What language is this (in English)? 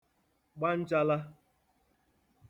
Igbo